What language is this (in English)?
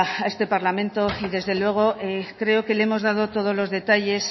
Spanish